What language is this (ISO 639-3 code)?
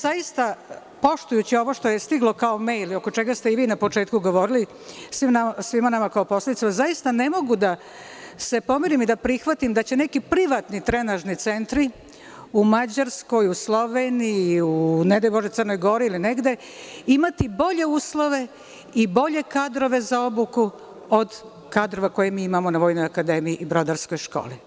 srp